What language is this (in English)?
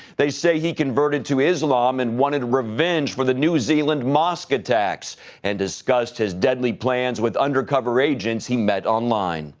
English